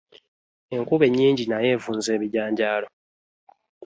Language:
Ganda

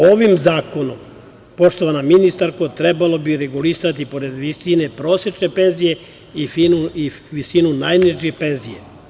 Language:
Serbian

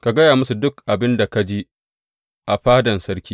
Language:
Hausa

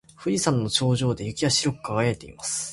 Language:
Japanese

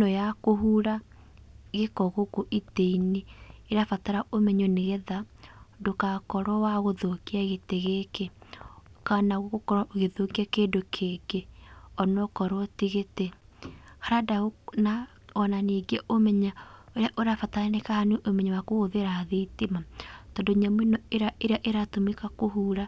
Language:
Kikuyu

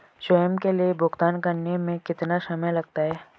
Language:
Hindi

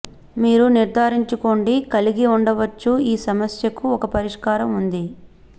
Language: Telugu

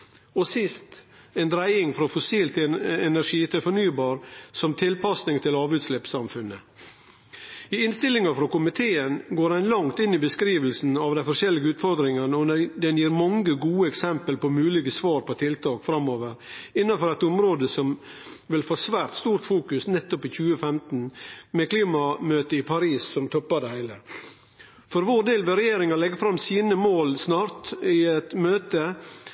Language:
Norwegian Nynorsk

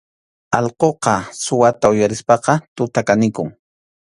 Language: Arequipa-La Unión Quechua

